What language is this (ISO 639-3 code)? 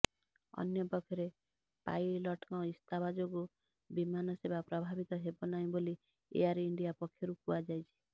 ori